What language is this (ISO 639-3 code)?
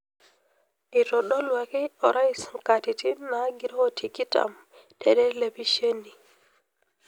mas